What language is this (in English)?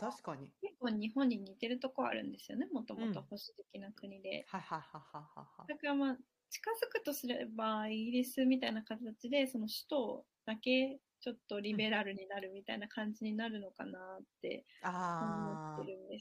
Japanese